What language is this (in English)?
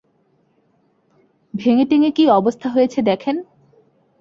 Bangla